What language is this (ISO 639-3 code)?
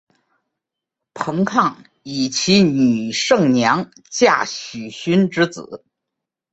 zho